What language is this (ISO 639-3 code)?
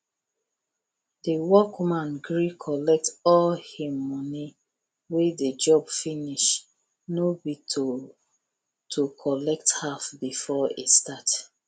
pcm